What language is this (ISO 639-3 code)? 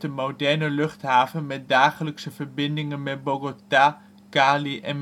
nld